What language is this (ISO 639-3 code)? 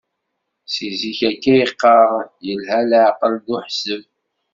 kab